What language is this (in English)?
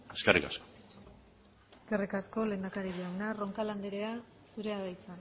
Basque